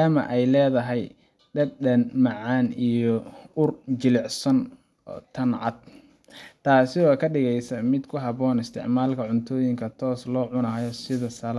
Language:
Somali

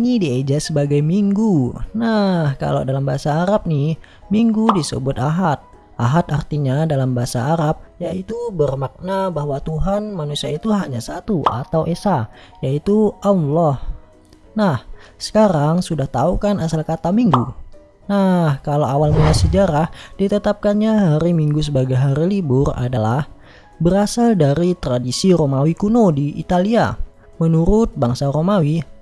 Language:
Indonesian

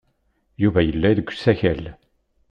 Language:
Kabyle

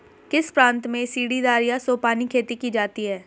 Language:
Hindi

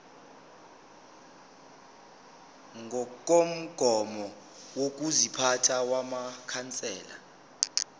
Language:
Zulu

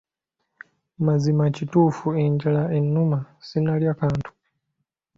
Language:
Ganda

